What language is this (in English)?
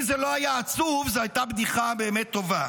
Hebrew